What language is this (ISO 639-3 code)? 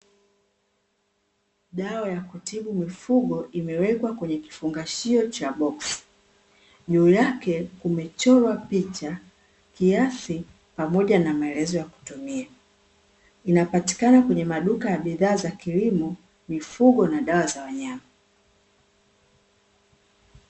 swa